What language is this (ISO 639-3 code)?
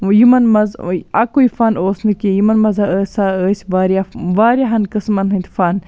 kas